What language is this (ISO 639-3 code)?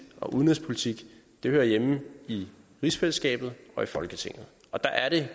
dan